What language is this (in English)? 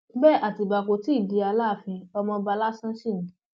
Yoruba